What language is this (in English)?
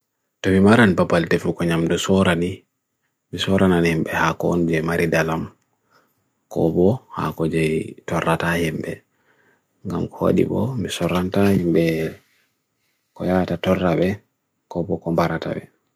Bagirmi Fulfulde